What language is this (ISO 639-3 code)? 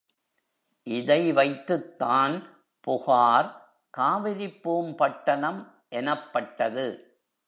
tam